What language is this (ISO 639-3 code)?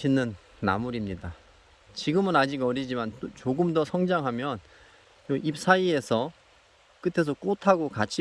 kor